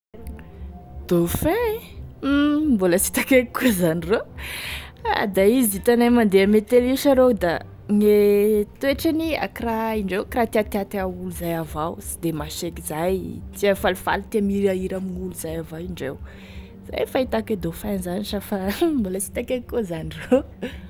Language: Tesaka Malagasy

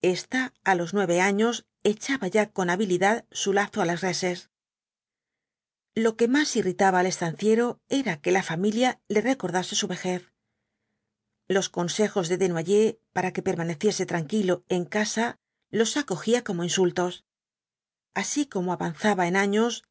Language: Spanish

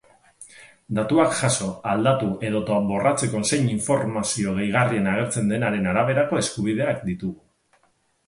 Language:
Basque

